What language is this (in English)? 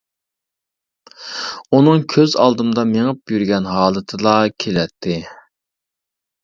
Uyghur